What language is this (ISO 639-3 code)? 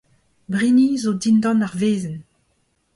bre